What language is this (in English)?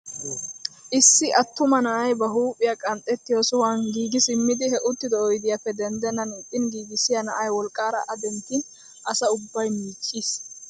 Wolaytta